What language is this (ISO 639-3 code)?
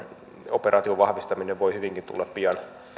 fin